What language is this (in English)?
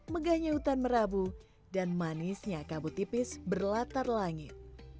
Indonesian